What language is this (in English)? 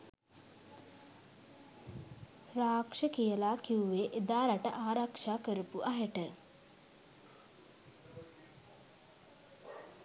Sinhala